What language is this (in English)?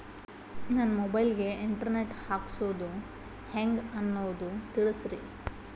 Kannada